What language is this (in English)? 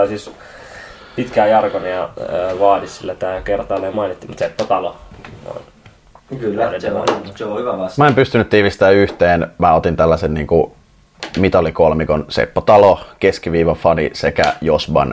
Finnish